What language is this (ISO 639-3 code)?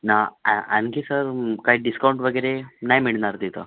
mar